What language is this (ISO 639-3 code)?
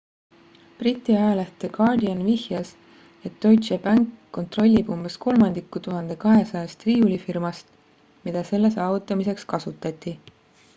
est